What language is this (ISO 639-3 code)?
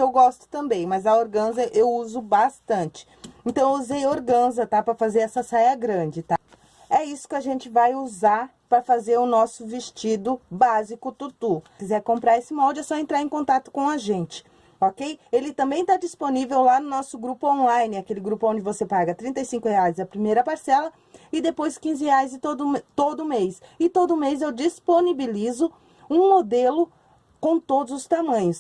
por